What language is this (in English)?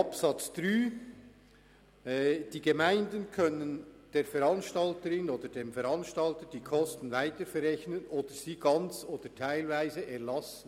Swiss German